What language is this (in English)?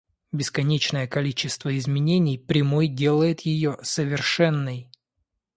Russian